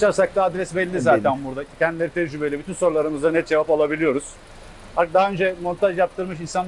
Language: Turkish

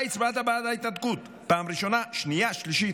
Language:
Hebrew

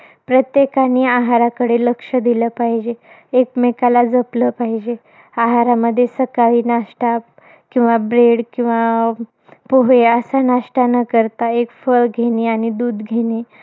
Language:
Marathi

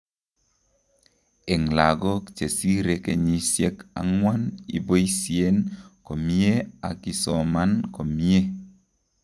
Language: Kalenjin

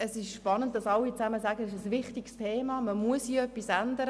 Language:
Swiss German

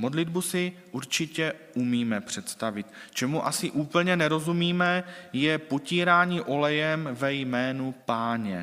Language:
Czech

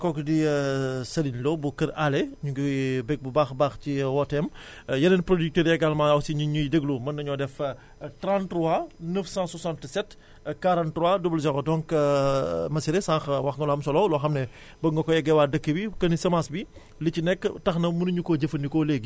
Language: Wolof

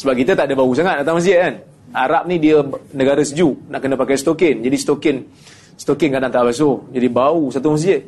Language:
Malay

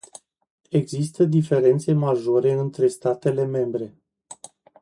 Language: Romanian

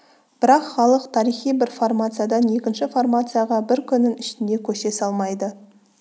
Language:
Kazakh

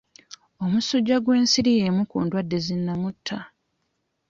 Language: Ganda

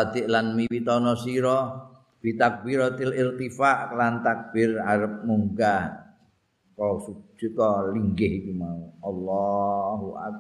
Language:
Indonesian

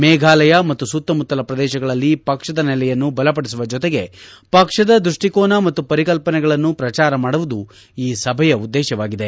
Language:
Kannada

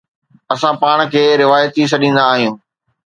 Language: Sindhi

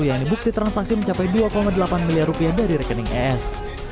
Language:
Indonesian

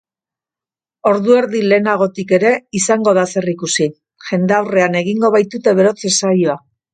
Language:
Basque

